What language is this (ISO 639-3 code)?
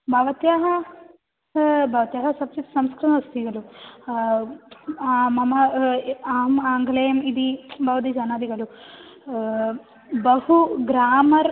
san